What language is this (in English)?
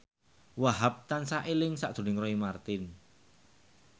Javanese